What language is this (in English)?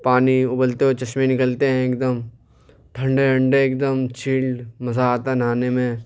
Urdu